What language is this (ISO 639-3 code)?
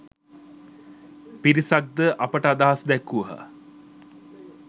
sin